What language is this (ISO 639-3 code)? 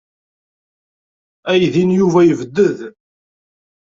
kab